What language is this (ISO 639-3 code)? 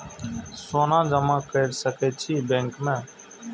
mai